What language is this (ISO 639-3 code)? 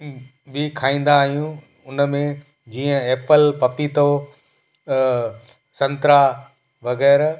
snd